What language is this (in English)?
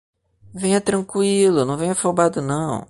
Portuguese